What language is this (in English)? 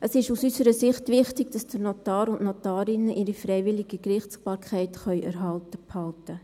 Swiss German